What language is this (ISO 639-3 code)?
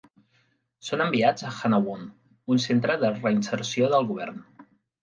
cat